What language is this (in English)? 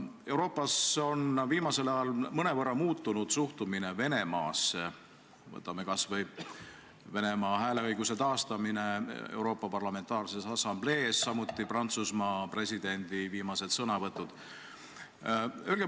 Estonian